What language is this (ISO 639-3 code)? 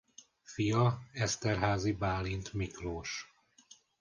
hun